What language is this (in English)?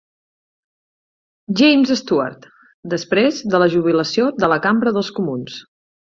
Catalan